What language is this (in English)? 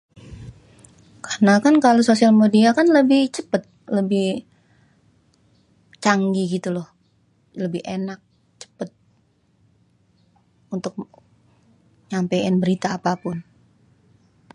Betawi